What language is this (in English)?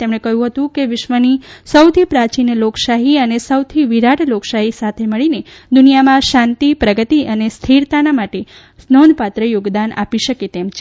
Gujarati